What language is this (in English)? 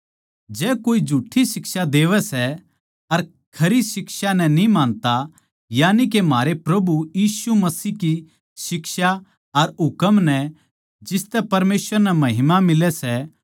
Haryanvi